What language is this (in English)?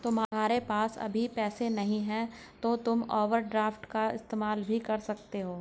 Hindi